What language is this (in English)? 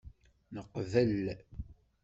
Kabyle